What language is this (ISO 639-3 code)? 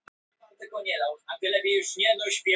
isl